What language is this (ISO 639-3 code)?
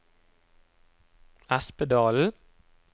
nor